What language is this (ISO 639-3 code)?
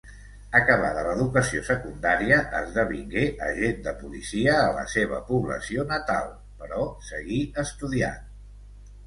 cat